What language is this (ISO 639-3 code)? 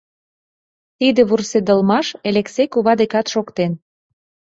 chm